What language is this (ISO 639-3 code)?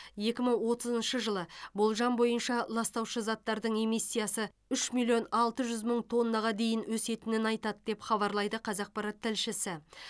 kaz